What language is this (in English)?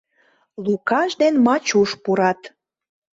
Mari